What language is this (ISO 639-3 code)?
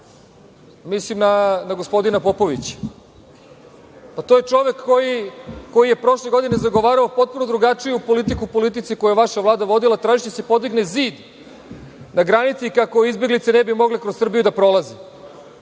srp